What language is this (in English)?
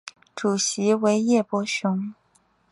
Chinese